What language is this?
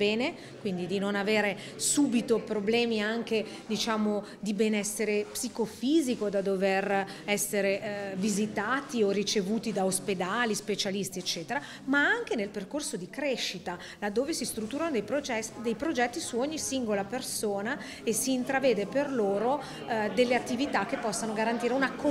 Italian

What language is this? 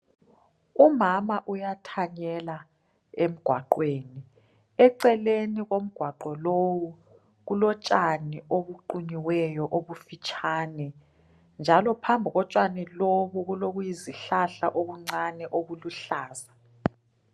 North Ndebele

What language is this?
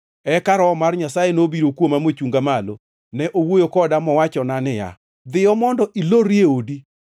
Luo (Kenya and Tanzania)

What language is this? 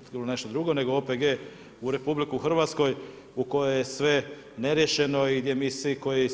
Croatian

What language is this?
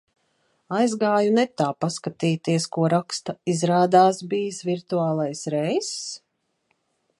Latvian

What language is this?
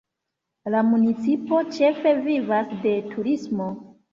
Esperanto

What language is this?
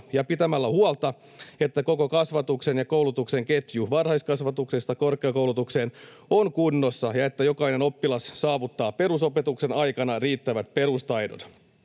Finnish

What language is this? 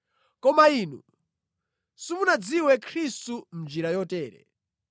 Nyanja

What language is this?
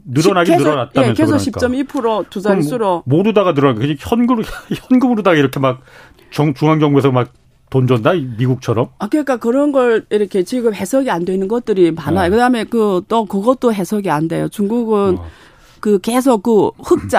Korean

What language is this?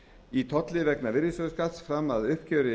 Icelandic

